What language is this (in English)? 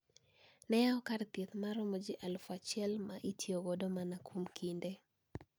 Luo (Kenya and Tanzania)